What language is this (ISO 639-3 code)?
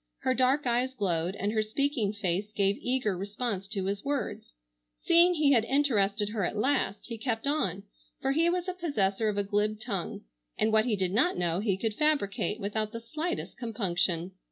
eng